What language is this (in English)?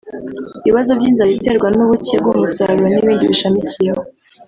Kinyarwanda